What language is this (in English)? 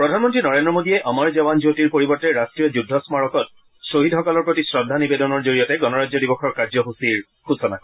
Assamese